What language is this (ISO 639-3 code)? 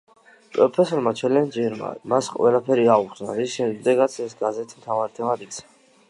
kat